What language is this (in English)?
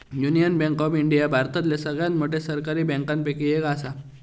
Marathi